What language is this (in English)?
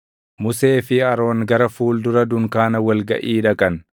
Oromo